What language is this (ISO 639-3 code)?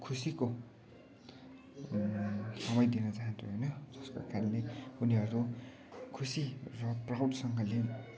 nep